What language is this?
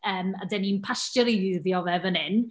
Welsh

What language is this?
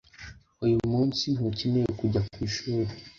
Kinyarwanda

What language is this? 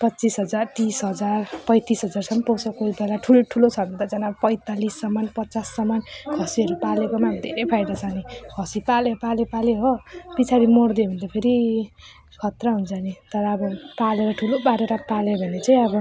Nepali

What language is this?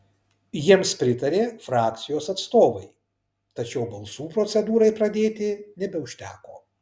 Lithuanian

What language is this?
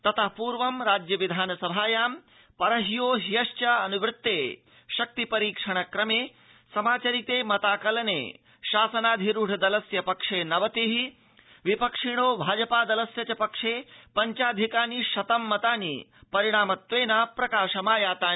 Sanskrit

